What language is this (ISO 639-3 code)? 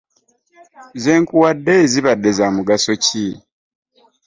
lug